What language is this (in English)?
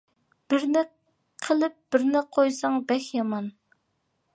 Uyghur